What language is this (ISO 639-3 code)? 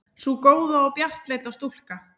isl